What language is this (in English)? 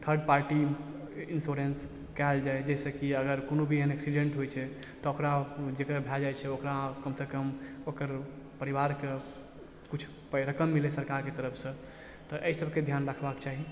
Maithili